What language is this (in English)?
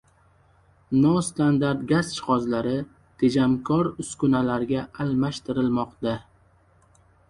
Uzbek